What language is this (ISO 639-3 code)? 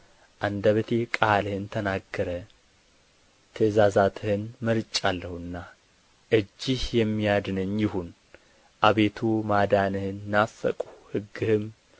amh